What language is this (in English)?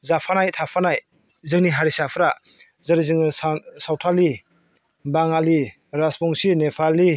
Bodo